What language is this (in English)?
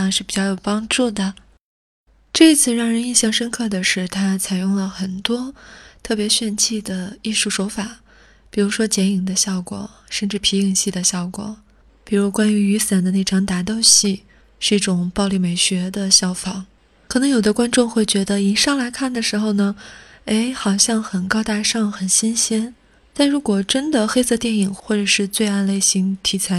Chinese